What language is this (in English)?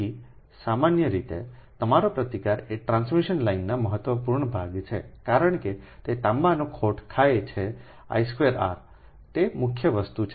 Gujarati